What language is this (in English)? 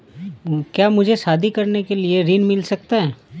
Hindi